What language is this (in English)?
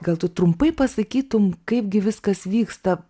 Lithuanian